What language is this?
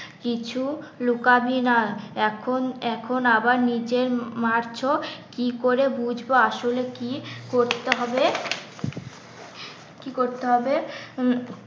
Bangla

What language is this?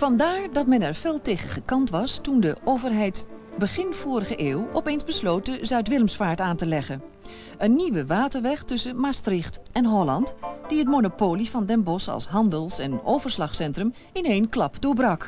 Dutch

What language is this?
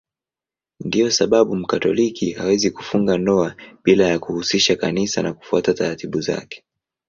Swahili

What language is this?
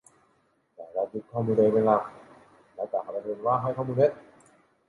Thai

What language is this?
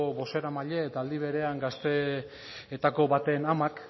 Basque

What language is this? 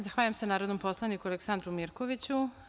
Serbian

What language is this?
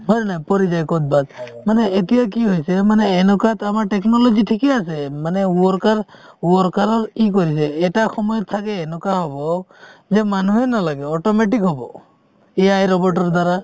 Assamese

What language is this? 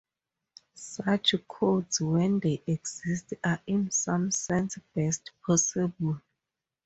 English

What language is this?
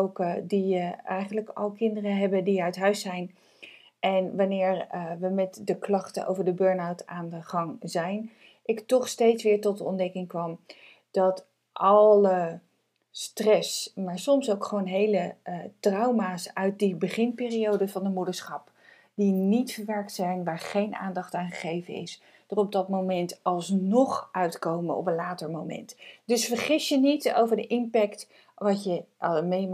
Dutch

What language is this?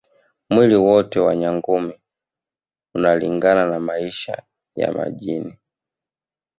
Swahili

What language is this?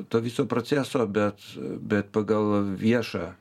Lithuanian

